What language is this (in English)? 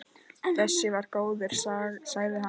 Icelandic